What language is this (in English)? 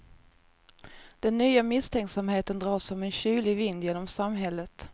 Swedish